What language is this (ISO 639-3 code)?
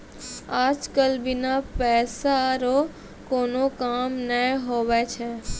mai